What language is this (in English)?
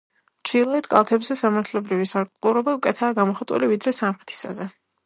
Georgian